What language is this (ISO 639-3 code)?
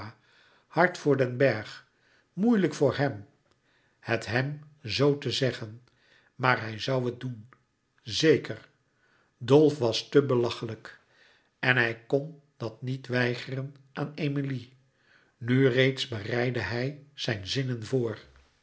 nld